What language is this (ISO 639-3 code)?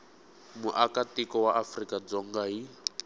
tso